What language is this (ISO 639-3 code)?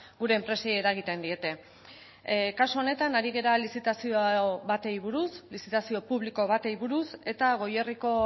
eus